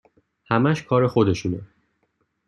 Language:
Persian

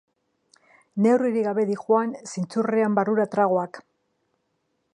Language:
Basque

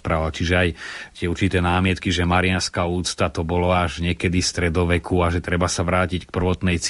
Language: Slovak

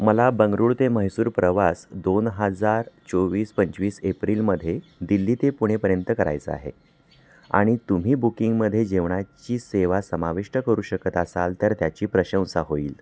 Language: Marathi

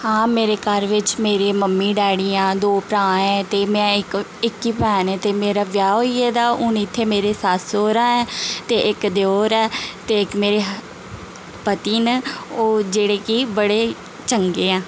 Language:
Dogri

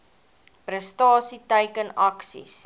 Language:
Afrikaans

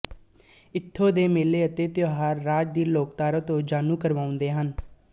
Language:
Punjabi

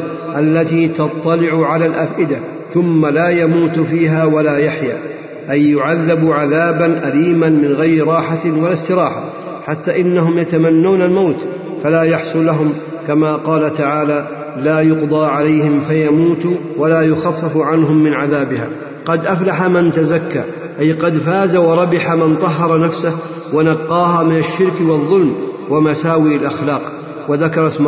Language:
Arabic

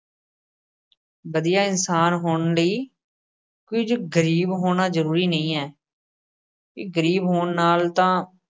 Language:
Punjabi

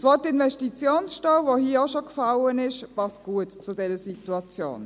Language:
Swiss German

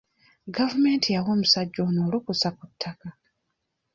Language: Ganda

